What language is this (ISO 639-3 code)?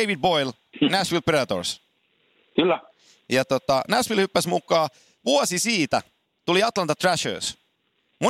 fin